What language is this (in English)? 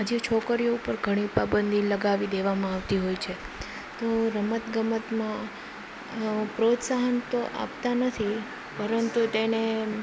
Gujarati